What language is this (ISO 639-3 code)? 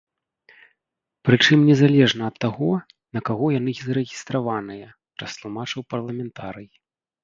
bel